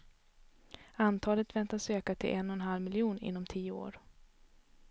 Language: Swedish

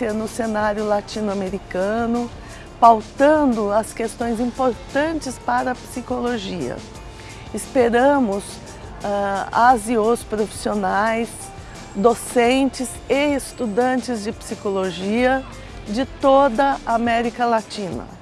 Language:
Portuguese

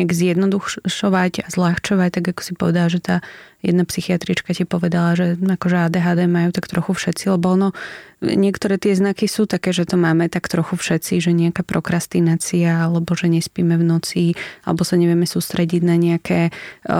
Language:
Slovak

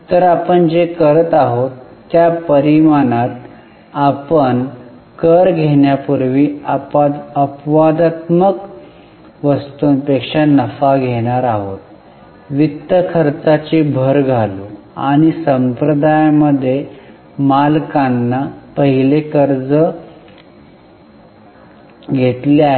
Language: Marathi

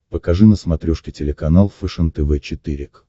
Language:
Russian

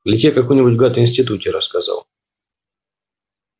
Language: Russian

